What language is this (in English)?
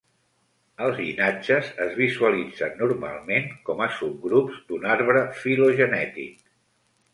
Catalan